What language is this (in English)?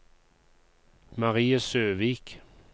Norwegian